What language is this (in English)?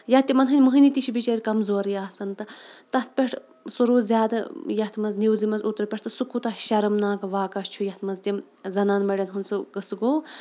Kashmiri